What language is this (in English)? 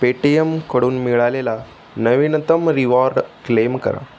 Marathi